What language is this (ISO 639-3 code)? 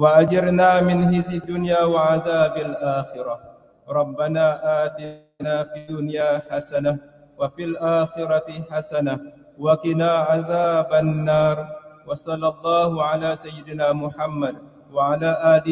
msa